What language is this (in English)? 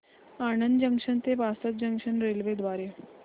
Marathi